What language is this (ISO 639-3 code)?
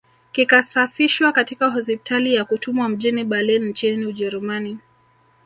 swa